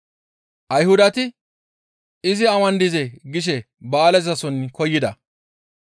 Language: Gamo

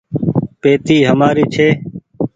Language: Goaria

